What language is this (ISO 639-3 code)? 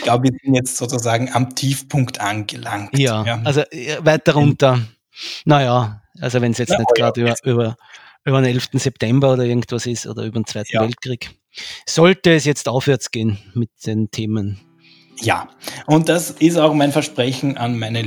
deu